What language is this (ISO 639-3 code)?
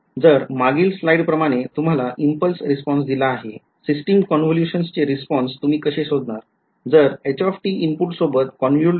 mar